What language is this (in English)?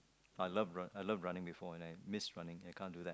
English